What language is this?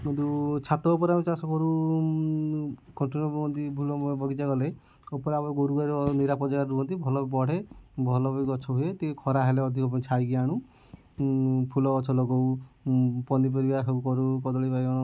Odia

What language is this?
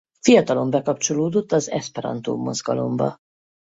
Hungarian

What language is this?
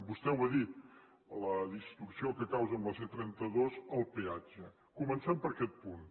Catalan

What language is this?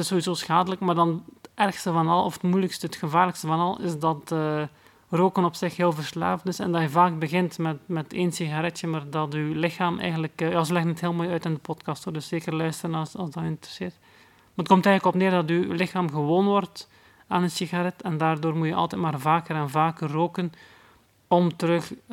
Dutch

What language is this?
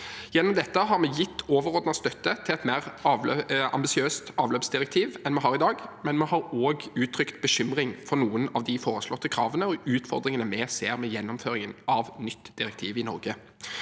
Norwegian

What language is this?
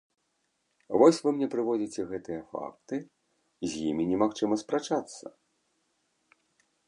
Belarusian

